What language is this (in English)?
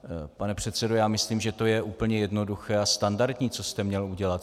Czech